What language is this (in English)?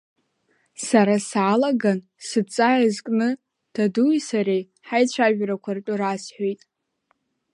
Abkhazian